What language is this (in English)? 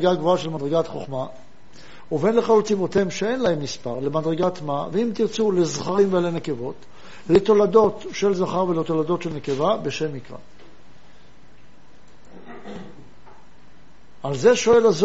Hebrew